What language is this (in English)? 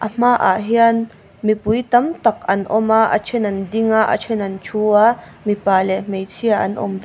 Mizo